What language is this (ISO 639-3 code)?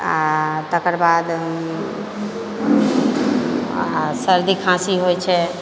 mai